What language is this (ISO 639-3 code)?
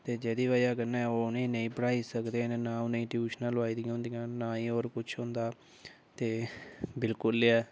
doi